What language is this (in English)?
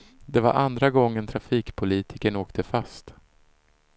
Swedish